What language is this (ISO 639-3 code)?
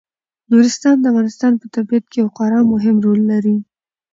pus